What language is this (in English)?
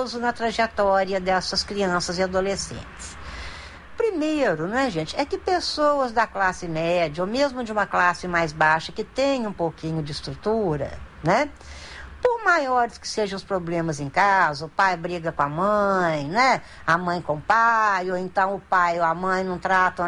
Portuguese